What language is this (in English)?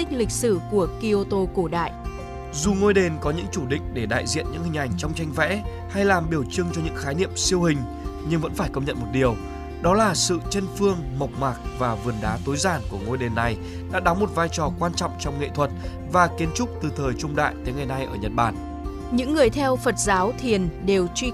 Vietnamese